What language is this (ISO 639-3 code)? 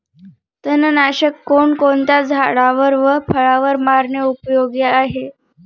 mar